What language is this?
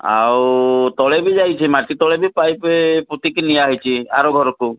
Odia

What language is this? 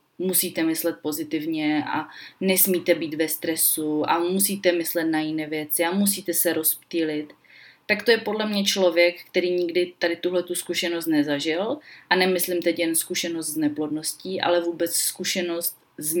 Czech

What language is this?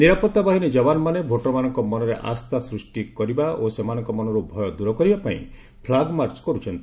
Odia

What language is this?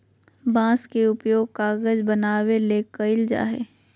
Magahi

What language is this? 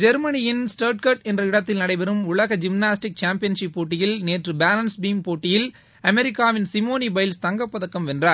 Tamil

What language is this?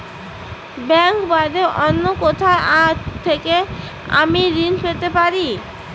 Bangla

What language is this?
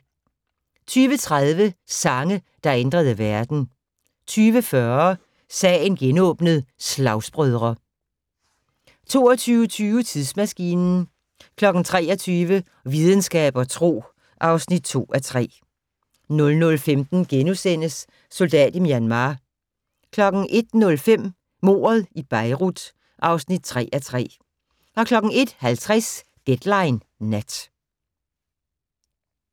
Danish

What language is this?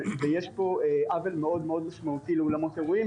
Hebrew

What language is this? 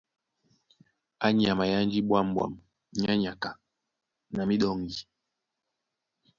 Duala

